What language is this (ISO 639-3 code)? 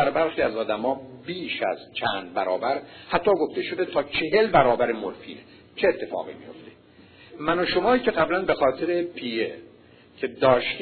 fas